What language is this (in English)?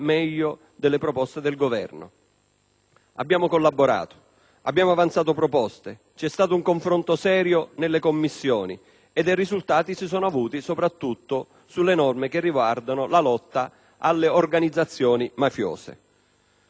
Italian